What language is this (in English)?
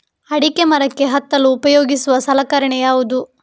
Kannada